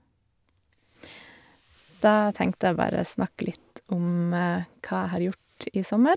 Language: Norwegian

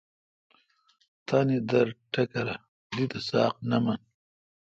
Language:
Kalkoti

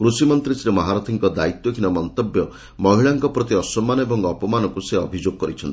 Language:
Odia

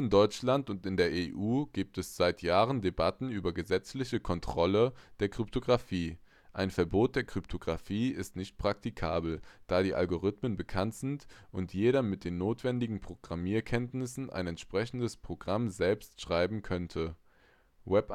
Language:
German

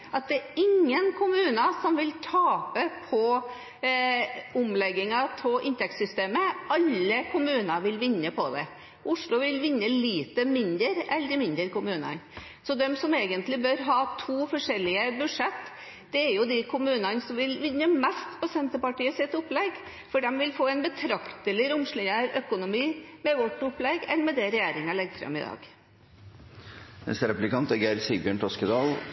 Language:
Norwegian Bokmål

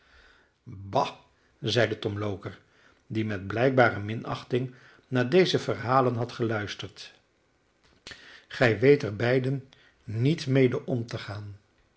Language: Dutch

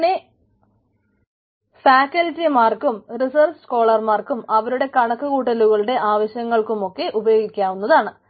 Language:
Malayalam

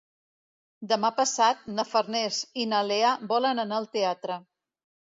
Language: Catalan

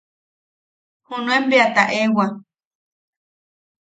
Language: Yaqui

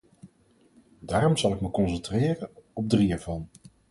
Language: Dutch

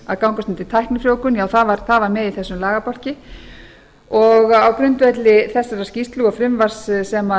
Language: Icelandic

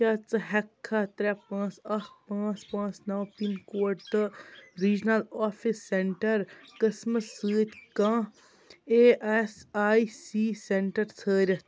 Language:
Kashmiri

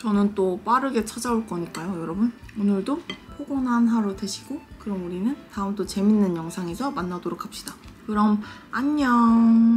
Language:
Korean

